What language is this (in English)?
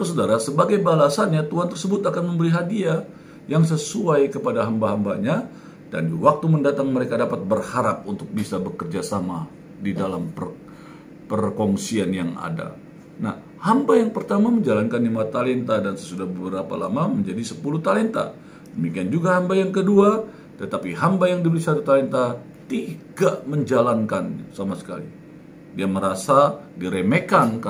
Indonesian